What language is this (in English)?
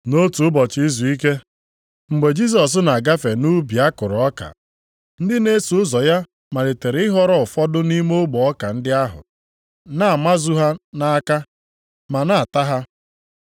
Igbo